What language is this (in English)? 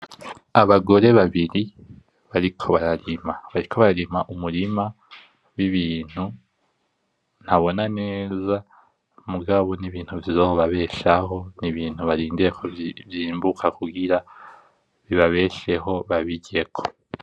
Rundi